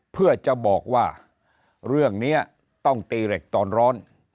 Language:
Thai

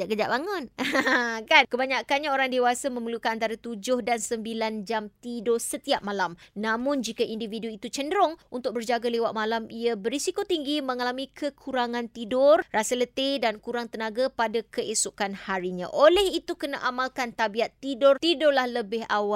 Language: Malay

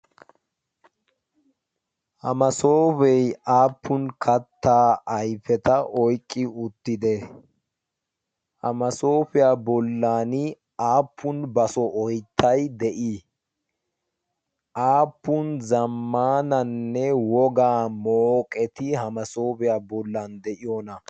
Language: Wolaytta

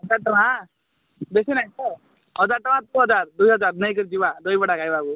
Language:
Odia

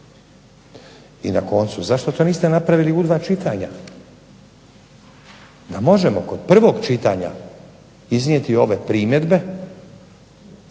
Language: Croatian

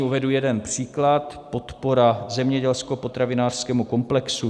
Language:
Czech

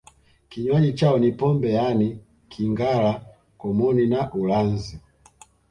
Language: Swahili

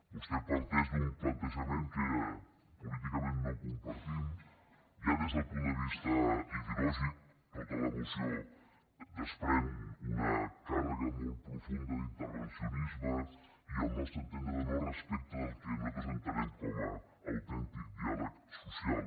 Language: Catalan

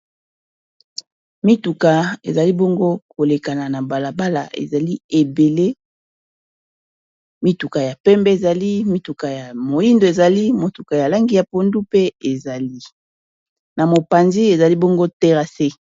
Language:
Lingala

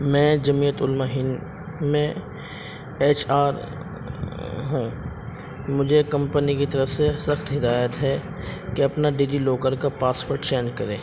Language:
Urdu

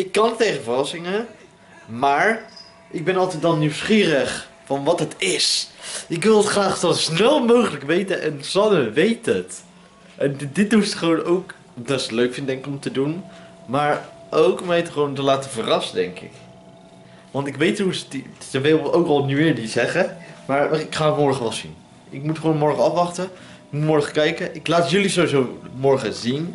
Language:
Dutch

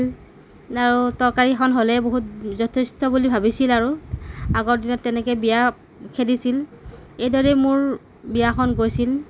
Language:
Assamese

